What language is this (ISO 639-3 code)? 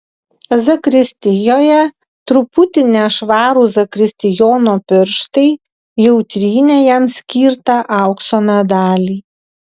lit